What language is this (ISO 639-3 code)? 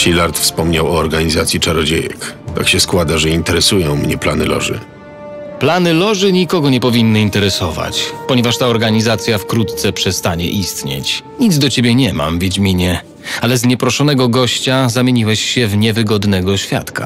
pol